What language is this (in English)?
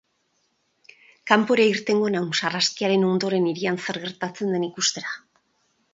Basque